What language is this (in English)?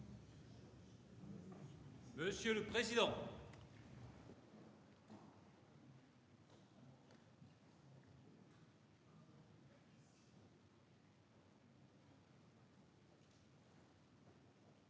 French